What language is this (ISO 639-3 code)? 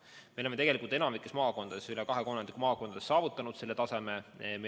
est